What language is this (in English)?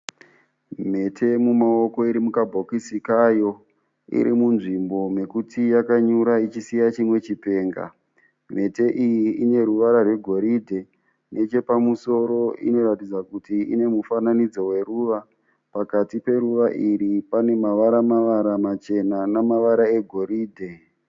Shona